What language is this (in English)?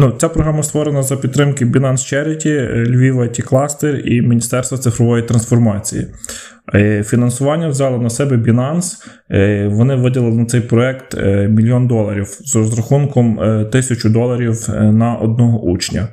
Ukrainian